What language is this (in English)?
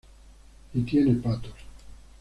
Spanish